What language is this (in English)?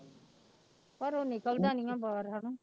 Punjabi